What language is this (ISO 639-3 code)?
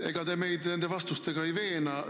est